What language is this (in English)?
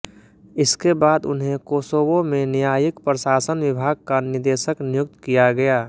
Hindi